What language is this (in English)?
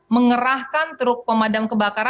Indonesian